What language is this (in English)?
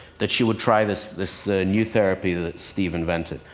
English